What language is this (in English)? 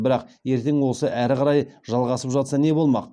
Kazakh